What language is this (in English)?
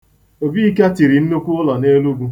Igbo